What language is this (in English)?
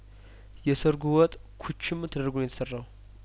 Amharic